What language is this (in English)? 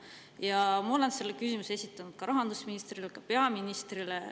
Estonian